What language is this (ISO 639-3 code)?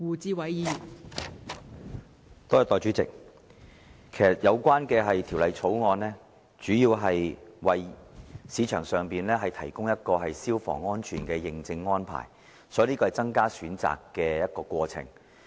yue